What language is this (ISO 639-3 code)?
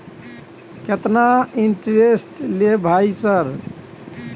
mai